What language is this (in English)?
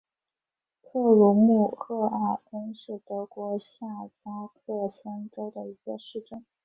Chinese